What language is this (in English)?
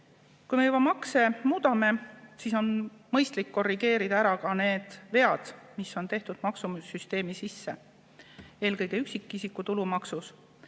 Estonian